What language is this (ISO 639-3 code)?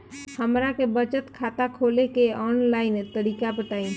bho